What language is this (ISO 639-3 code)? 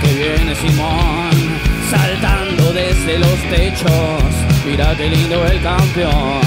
ita